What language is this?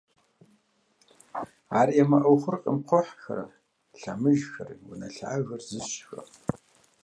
Kabardian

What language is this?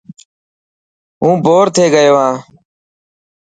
Dhatki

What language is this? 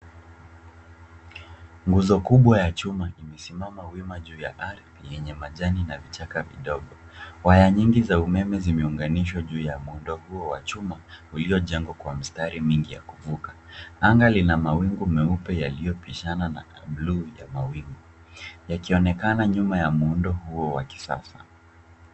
Swahili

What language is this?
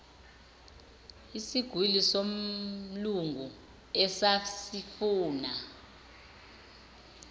Zulu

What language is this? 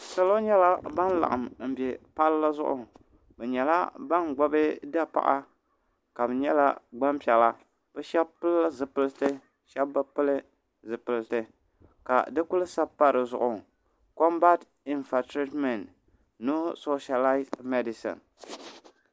Dagbani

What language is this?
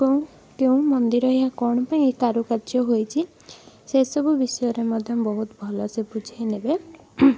Odia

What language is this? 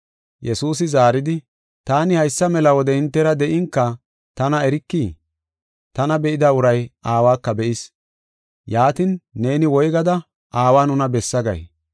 Gofa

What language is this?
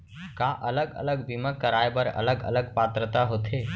Chhattisgarhi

